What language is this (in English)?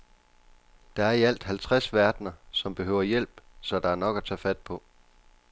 Danish